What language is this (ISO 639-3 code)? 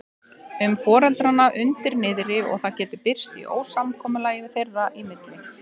isl